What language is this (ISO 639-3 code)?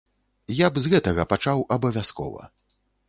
bel